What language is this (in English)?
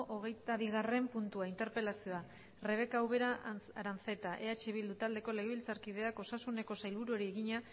Basque